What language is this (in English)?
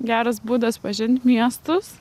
Lithuanian